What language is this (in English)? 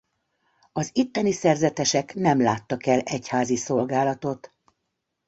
Hungarian